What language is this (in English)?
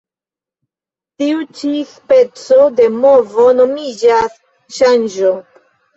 Esperanto